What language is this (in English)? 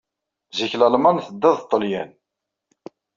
Kabyle